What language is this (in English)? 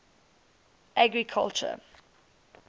English